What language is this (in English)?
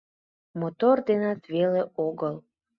Mari